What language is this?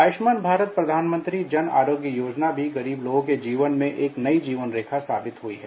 Hindi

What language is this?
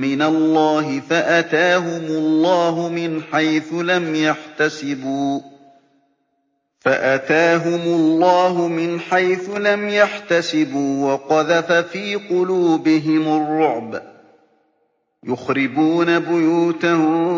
Arabic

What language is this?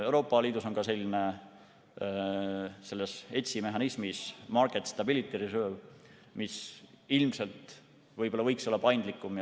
Estonian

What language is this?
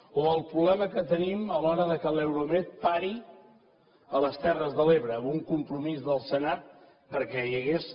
Catalan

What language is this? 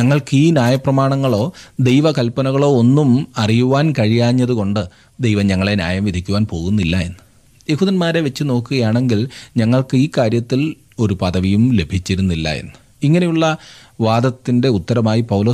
Malayalam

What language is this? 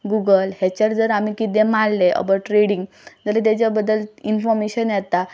Konkani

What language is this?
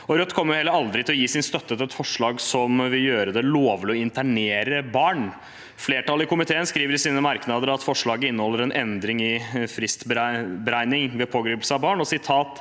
Norwegian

